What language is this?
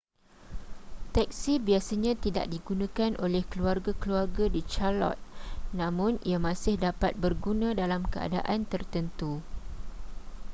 Malay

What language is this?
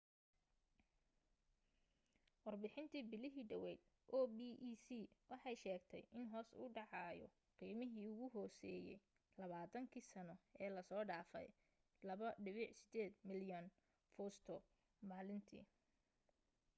Somali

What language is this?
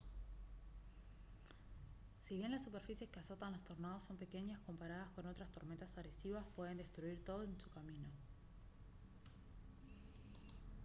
Spanish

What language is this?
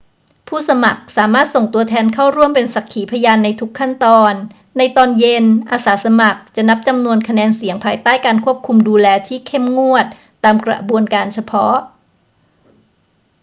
Thai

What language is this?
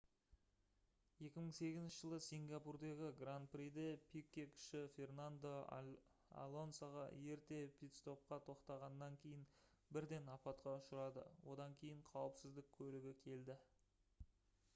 Kazakh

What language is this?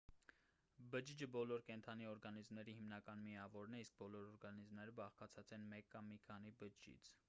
Armenian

